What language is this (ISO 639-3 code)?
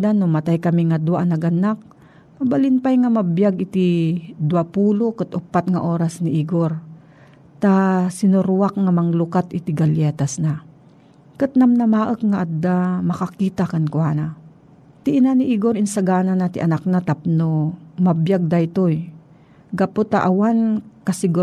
fil